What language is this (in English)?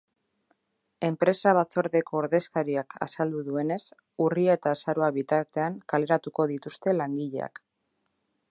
Basque